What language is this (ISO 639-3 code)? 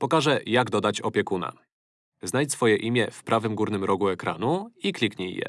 pol